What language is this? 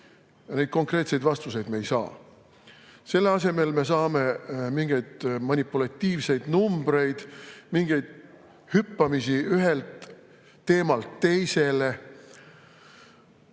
Estonian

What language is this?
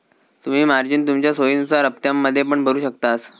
Marathi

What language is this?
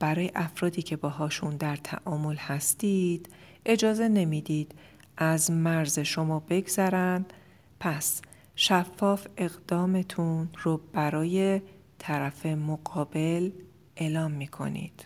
Persian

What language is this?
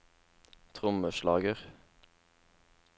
Norwegian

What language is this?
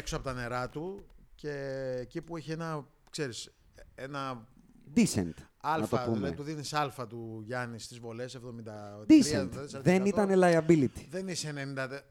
Greek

